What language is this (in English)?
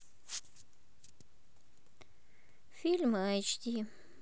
Russian